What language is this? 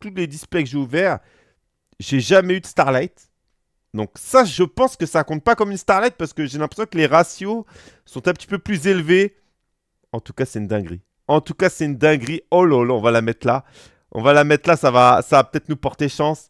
French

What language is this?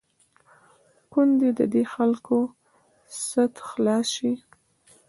Pashto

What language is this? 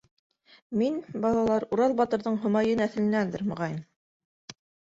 Bashkir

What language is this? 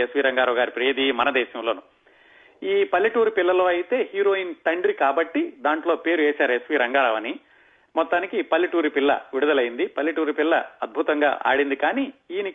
Telugu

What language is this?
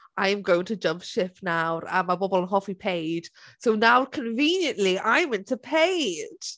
Welsh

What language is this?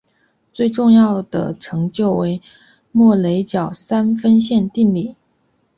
Chinese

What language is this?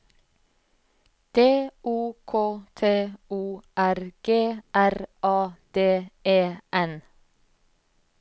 Norwegian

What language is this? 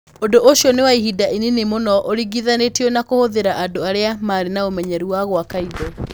Kikuyu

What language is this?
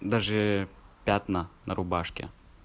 Russian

